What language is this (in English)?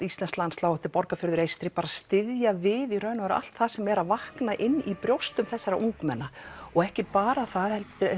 Icelandic